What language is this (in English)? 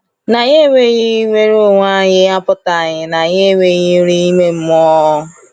Igbo